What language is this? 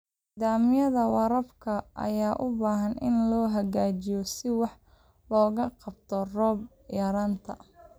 Somali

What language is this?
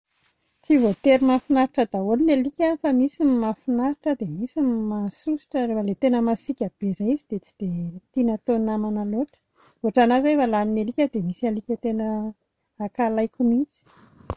Malagasy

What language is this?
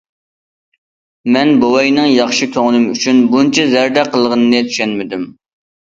Uyghur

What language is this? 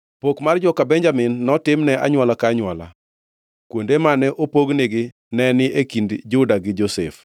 Luo (Kenya and Tanzania)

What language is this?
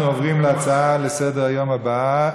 Hebrew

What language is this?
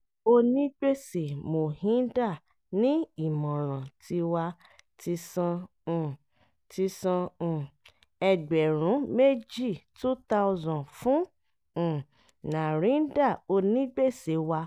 Yoruba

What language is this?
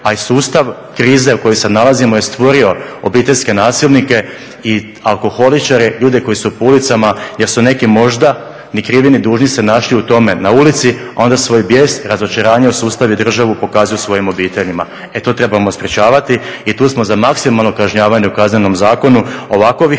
Croatian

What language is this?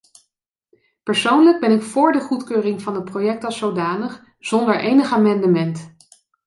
Dutch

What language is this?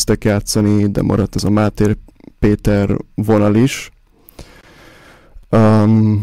Hungarian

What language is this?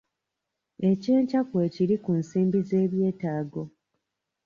Ganda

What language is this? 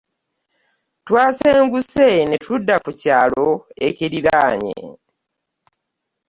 Ganda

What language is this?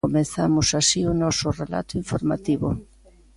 Galician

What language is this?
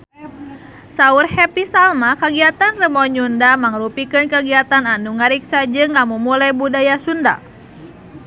Sundanese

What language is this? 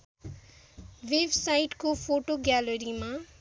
Nepali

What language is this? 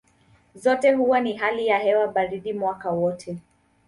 Swahili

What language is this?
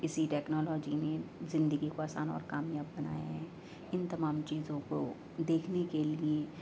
Urdu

